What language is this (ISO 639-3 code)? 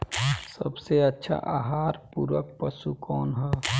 bho